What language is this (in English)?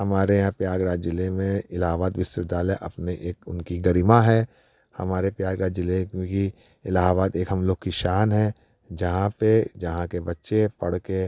Hindi